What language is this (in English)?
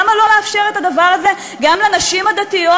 Hebrew